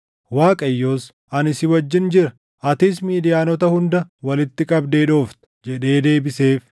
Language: Oromo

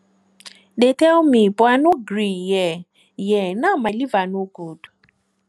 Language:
Nigerian Pidgin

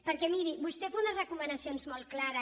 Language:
Catalan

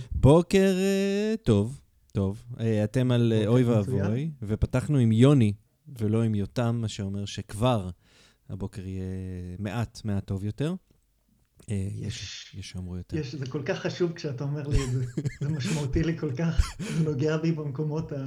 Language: Hebrew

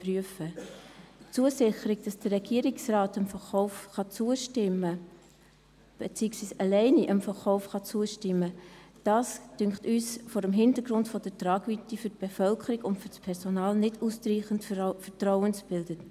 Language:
Swiss German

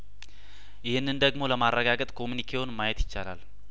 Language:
Amharic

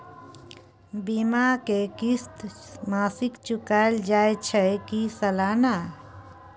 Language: Maithili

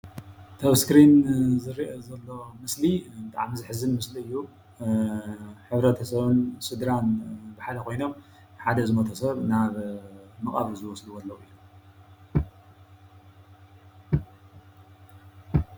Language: Tigrinya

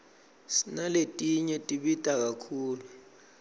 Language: Swati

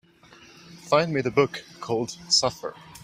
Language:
English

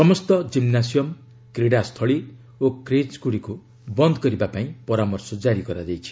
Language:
Odia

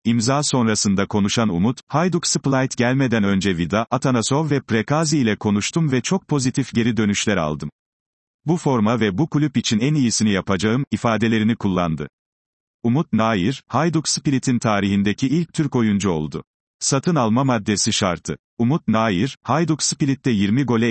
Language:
Turkish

